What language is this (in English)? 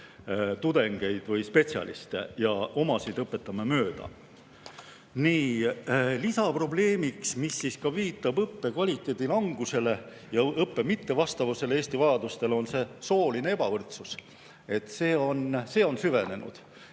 Estonian